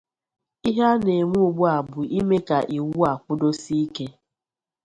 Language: Igbo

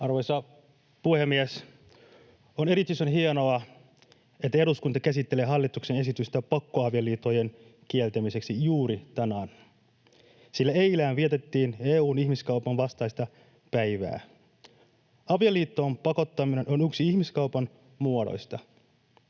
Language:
Finnish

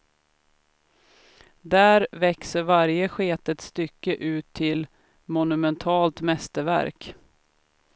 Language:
Swedish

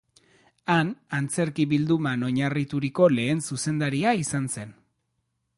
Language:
Basque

